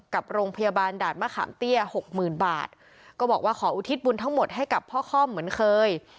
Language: Thai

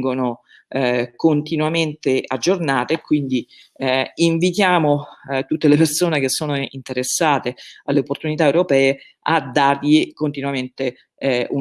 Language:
Italian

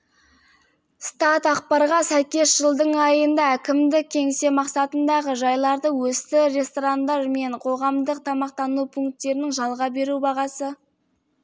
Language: Kazakh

